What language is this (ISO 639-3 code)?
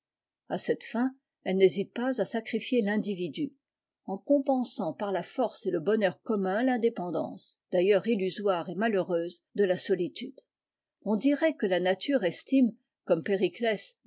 fra